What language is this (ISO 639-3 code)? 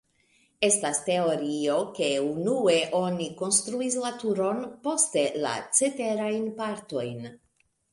epo